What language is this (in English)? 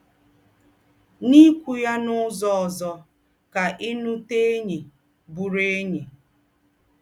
Igbo